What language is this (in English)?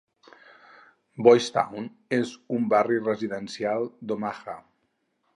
Catalan